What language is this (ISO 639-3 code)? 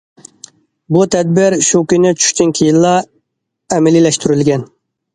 uig